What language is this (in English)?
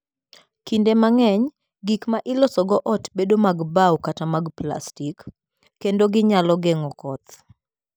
Luo (Kenya and Tanzania)